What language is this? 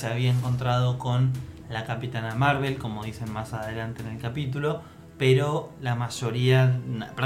Spanish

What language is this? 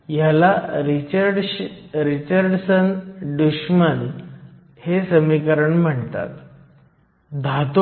Marathi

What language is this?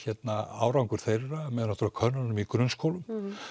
Icelandic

